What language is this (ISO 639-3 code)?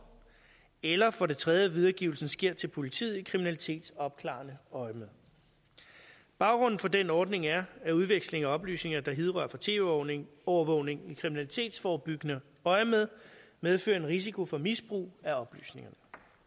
dan